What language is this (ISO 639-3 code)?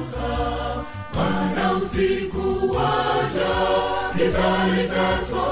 swa